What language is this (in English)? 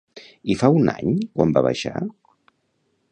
Catalan